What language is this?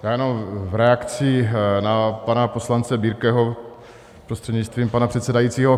Czech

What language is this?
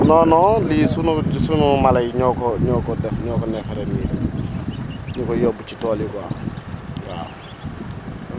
Wolof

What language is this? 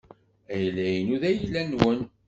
Kabyle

